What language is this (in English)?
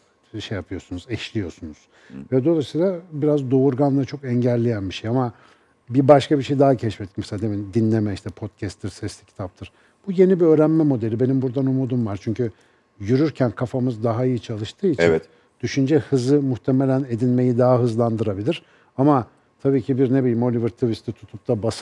Turkish